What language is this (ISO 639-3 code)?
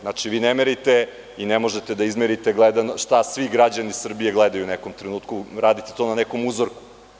srp